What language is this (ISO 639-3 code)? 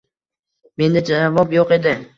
uzb